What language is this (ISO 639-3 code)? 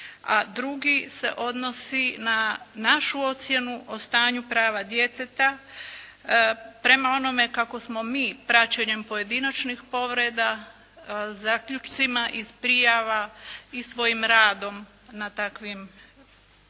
hrv